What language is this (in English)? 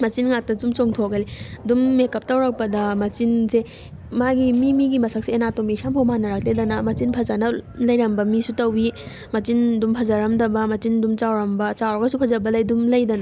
Manipuri